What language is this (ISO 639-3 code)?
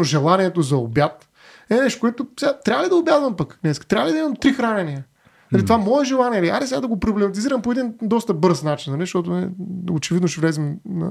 bul